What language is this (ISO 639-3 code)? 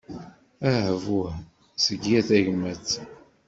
kab